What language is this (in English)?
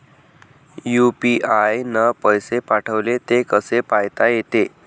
Marathi